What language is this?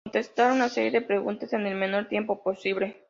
Spanish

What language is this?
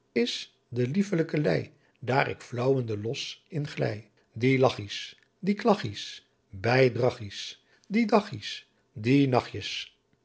Dutch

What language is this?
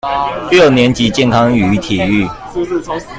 Chinese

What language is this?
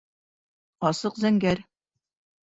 Bashkir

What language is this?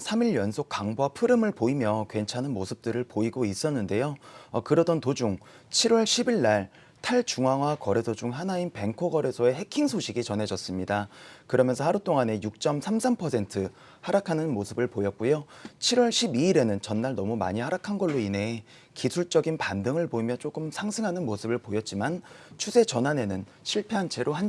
Korean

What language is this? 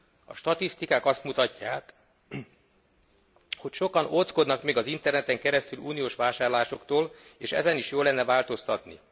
Hungarian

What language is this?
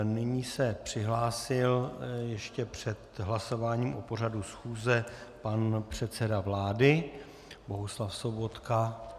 Czech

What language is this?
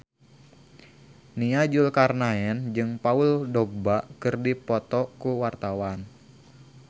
Sundanese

